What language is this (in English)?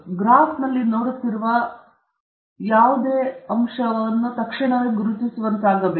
Kannada